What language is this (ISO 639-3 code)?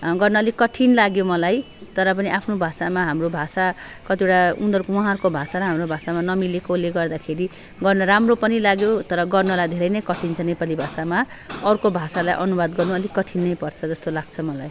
nep